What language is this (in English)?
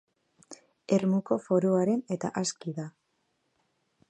Basque